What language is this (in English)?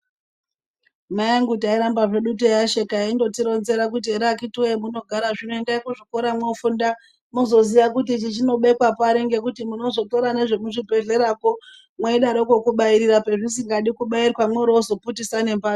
Ndau